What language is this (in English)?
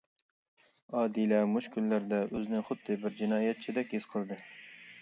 Uyghur